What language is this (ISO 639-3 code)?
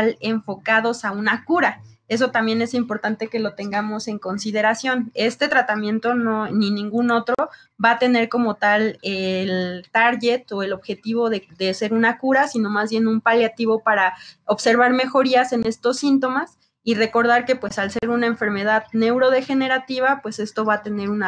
spa